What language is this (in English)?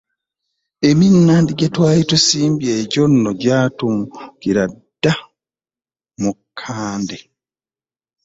Ganda